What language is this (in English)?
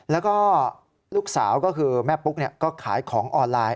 Thai